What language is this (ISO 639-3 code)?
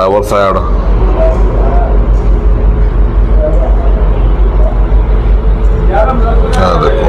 pan